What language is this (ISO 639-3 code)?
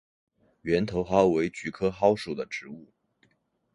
zho